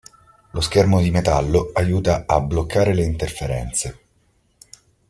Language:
Italian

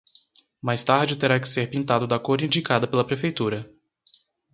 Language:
Portuguese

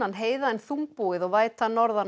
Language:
Icelandic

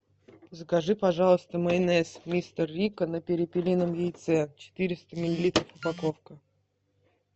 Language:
Russian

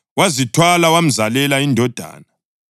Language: North Ndebele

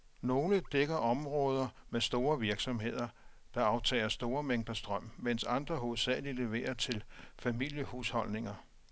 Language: Danish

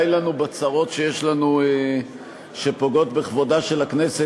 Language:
Hebrew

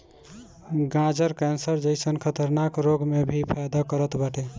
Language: Bhojpuri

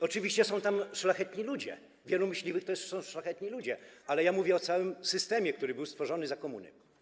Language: Polish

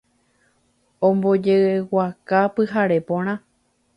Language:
Guarani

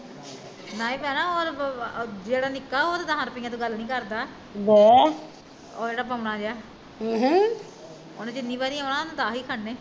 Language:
Punjabi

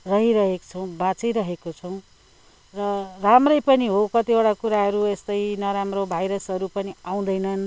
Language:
Nepali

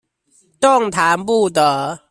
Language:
Chinese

